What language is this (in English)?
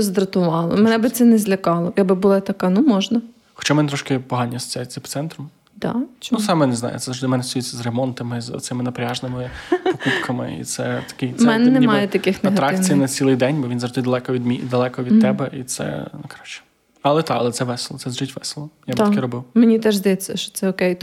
Ukrainian